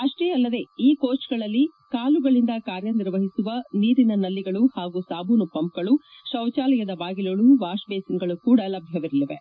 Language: Kannada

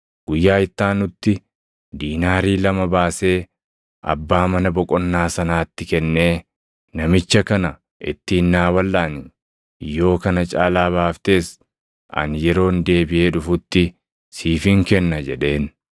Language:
Oromo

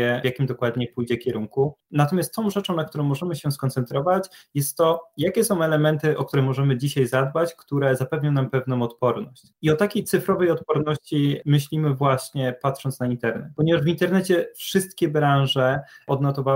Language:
Polish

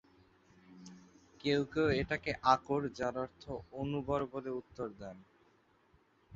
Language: Bangla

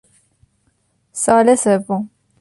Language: Persian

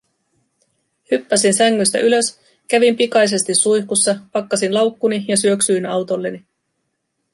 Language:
Finnish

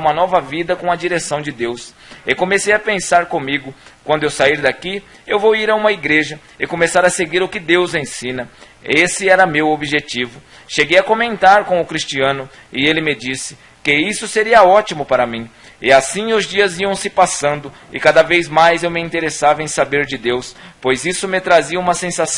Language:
Portuguese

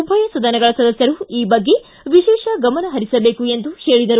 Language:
Kannada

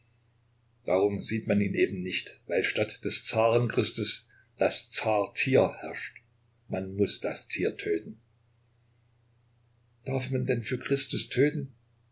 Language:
German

